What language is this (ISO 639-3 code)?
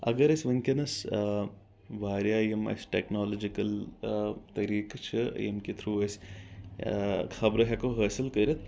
kas